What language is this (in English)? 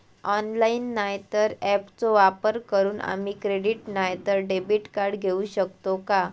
Marathi